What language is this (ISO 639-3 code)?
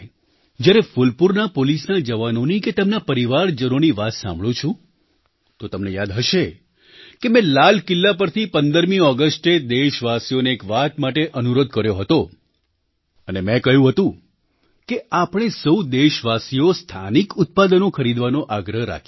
guj